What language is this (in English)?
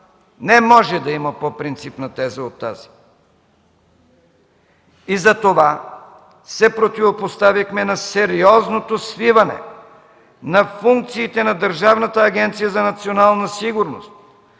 Bulgarian